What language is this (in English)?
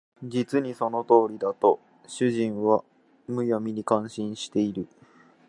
Japanese